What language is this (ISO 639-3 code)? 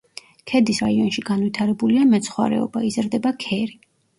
kat